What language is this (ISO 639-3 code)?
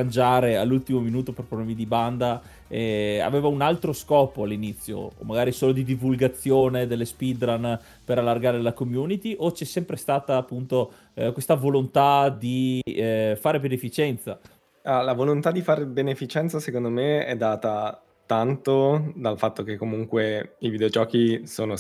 ita